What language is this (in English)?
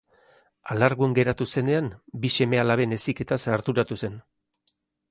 Basque